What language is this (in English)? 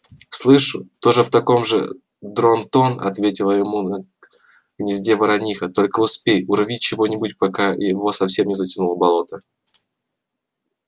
Russian